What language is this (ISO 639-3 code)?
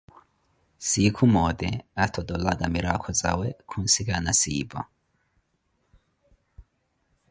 eko